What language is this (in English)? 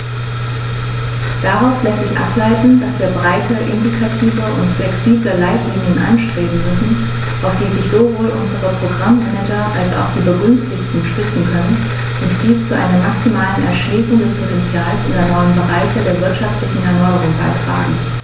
German